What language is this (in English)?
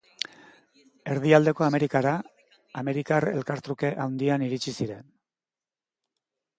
Basque